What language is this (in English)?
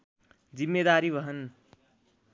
Nepali